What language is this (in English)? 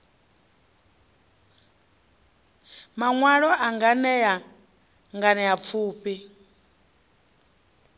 Venda